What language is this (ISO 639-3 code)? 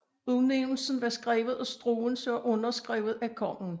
dan